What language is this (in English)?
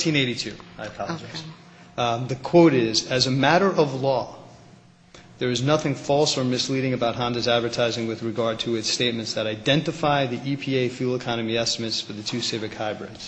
English